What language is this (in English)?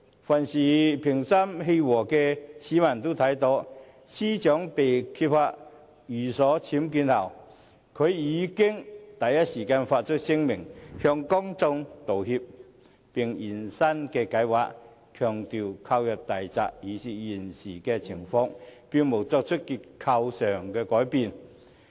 Cantonese